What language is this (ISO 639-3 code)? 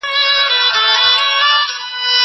pus